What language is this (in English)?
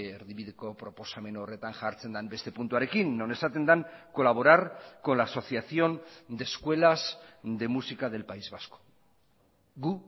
Basque